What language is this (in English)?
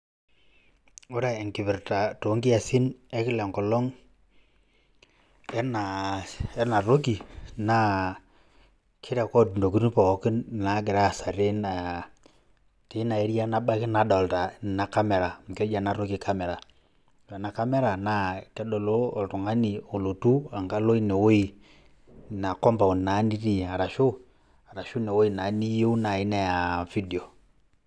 Masai